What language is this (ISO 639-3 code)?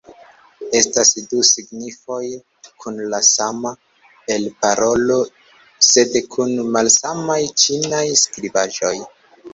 epo